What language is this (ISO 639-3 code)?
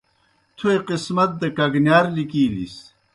plk